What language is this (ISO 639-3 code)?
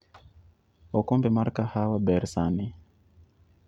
luo